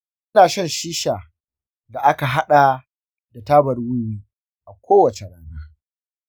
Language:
Hausa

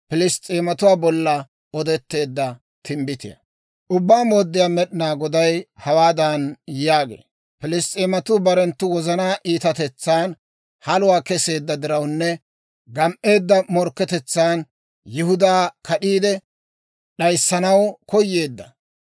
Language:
Dawro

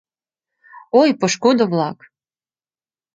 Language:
Mari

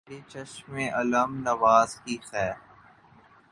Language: Urdu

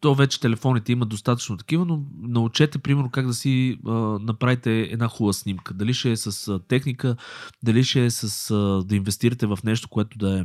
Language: Bulgarian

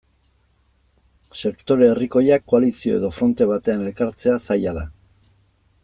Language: Basque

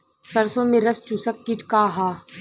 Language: Bhojpuri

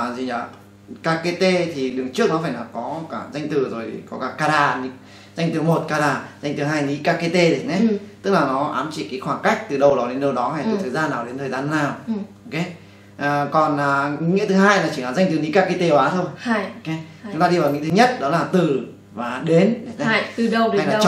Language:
Vietnamese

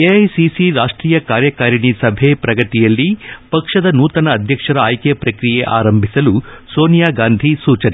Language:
Kannada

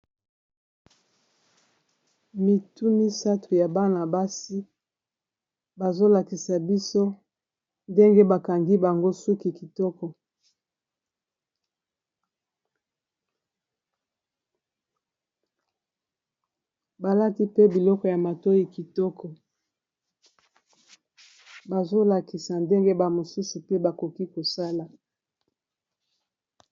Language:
Lingala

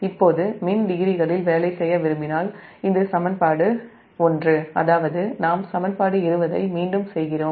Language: Tamil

